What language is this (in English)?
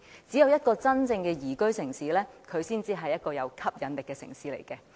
Cantonese